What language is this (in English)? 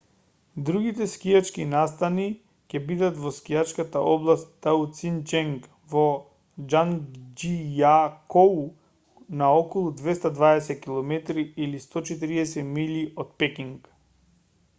Macedonian